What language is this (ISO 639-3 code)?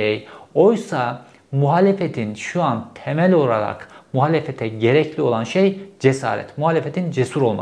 tur